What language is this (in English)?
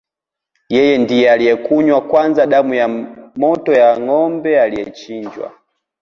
Swahili